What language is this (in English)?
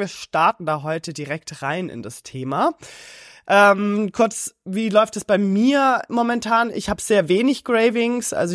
German